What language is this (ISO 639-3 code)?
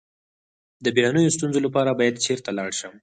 pus